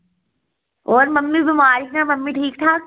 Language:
Dogri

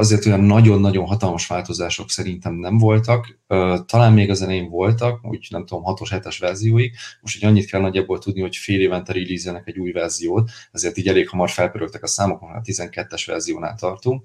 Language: Hungarian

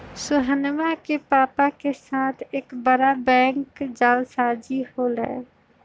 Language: Magahi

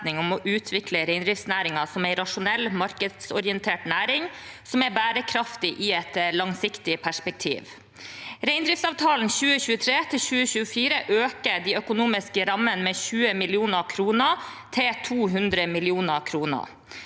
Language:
Norwegian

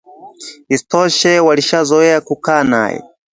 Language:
Swahili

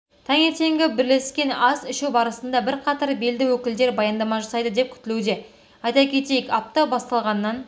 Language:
Kazakh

